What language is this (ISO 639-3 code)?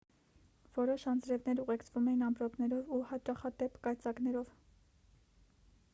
hye